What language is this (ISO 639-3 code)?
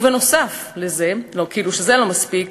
heb